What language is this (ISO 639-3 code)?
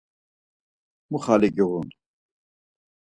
lzz